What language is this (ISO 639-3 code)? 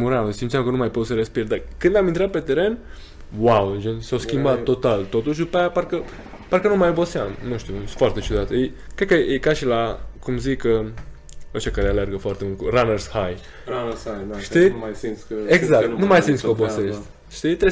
ron